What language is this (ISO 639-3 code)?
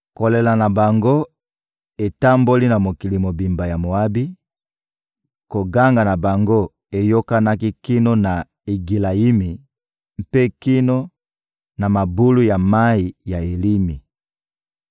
lin